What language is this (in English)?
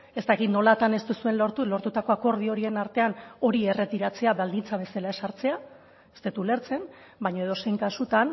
Basque